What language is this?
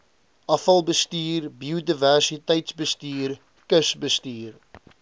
Afrikaans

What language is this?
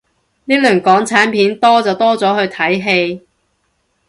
Cantonese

